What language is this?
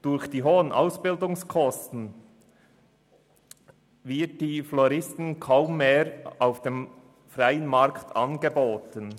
Swiss German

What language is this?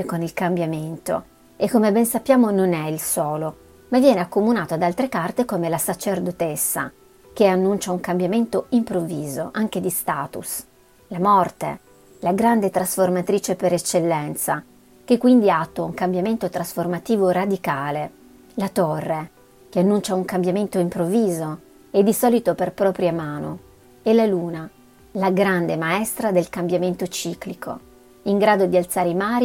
Italian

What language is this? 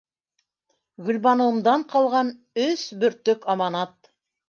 Bashkir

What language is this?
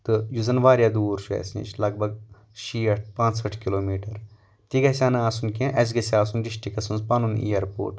Kashmiri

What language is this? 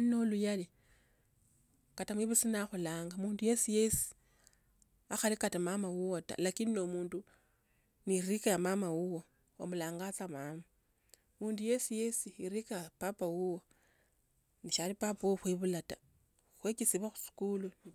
Tsotso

